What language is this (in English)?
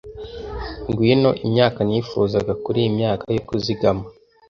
Kinyarwanda